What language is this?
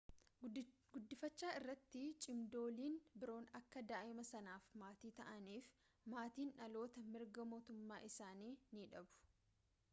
Oromo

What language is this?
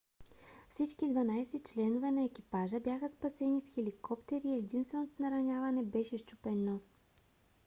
Bulgarian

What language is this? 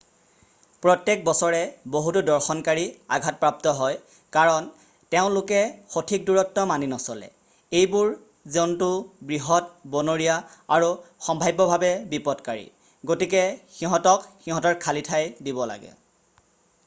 Assamese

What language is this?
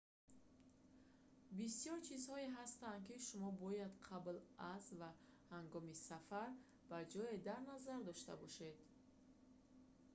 Tajik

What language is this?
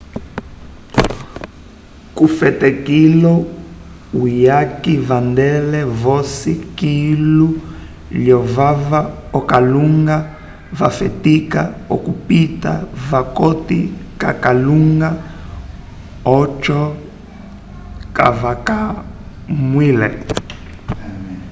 Umbundu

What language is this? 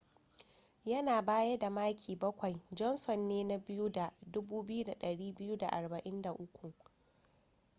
Hausa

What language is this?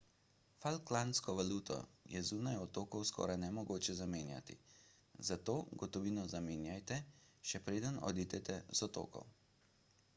Slovenian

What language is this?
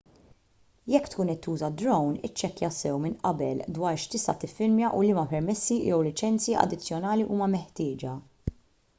Maltese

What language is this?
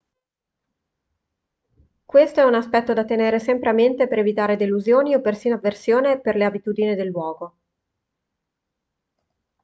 Italian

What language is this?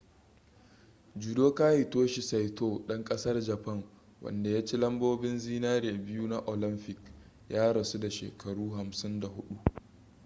Hausa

